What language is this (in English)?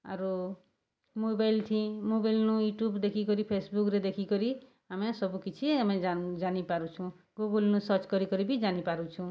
Odia